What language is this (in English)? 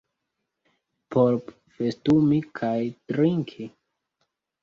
Esperanto